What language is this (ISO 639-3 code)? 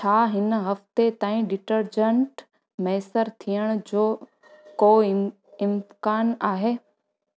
snd